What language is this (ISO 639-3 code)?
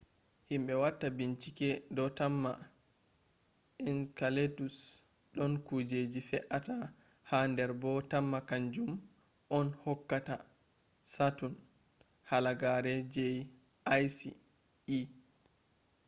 ful